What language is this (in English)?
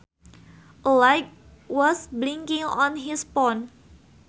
Sundanese